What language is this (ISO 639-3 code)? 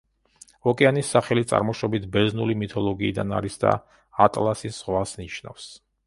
kat